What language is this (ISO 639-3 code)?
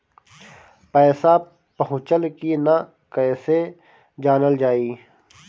bho